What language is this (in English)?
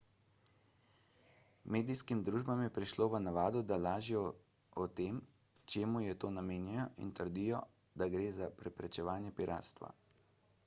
Slovenian